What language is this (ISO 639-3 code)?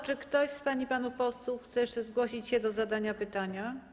pol